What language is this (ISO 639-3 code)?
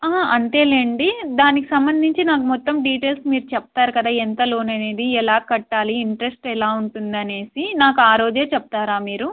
tel